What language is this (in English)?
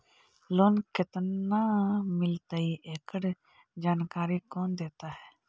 Magahi